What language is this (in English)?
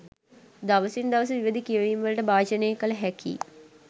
Sinhala